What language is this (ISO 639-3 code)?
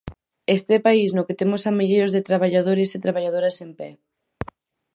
glg